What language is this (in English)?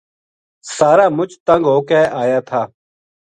Gujari